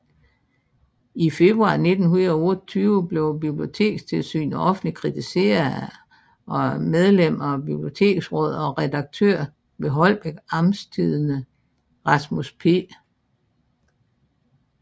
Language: Danish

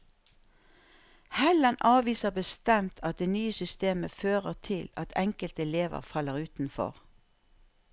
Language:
Norwegian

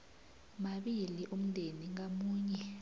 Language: South Ndebele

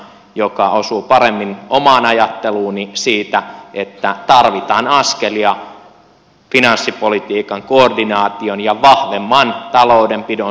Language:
Finnish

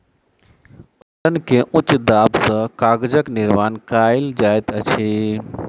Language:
Maithili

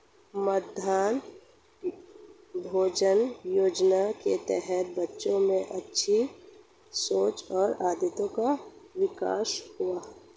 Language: Hindi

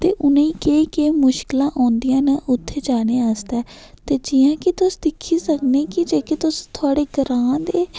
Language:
Dogri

